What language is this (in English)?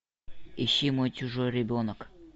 Russian